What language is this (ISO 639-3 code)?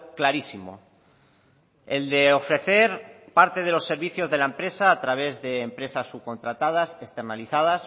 spa